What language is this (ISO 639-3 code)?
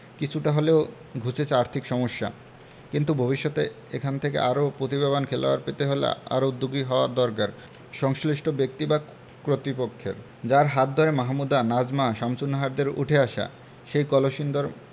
ben